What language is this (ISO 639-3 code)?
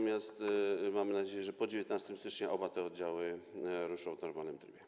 pol